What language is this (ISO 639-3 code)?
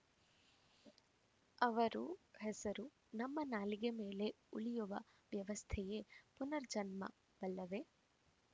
kan